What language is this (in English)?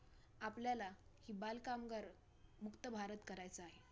Marathi